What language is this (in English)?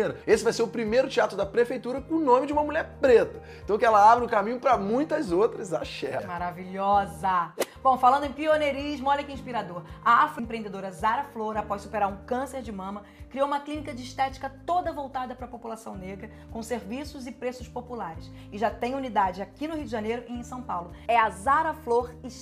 Portuguese